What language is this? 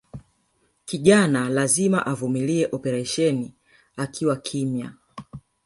Swahili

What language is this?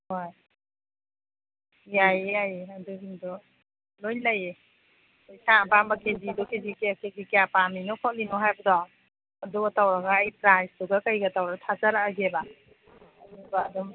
Manipuri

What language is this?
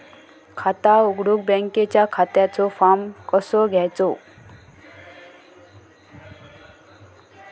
Marathi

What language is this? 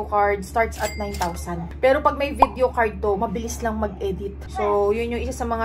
Filipino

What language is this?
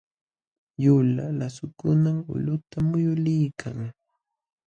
Jauja Wanca Quechua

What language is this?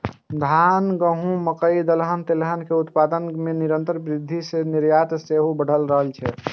Maithili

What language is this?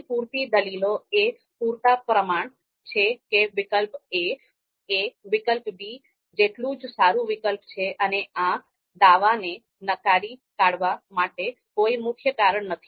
Gujarati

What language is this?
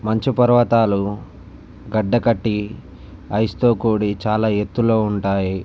Telugu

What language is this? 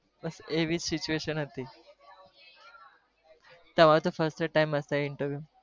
Gujarati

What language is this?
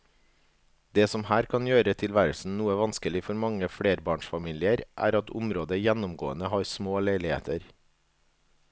Norwegian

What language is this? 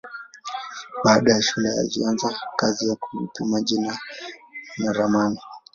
Swahili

